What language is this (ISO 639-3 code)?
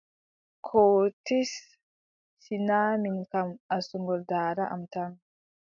fub